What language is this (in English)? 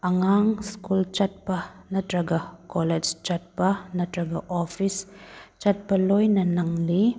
Manipuri